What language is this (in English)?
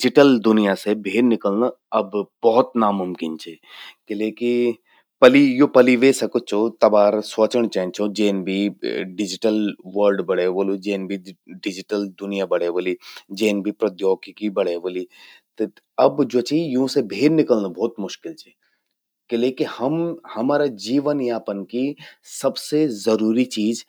Garhwali